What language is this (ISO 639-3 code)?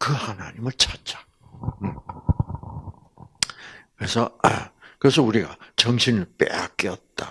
kor